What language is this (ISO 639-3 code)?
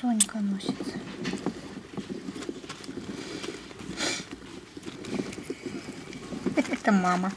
rus